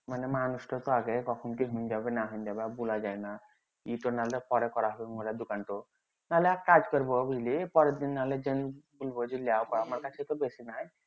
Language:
Bangla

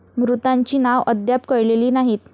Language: Marathi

